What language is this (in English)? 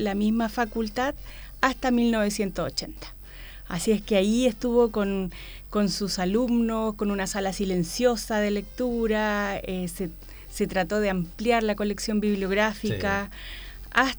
Spanish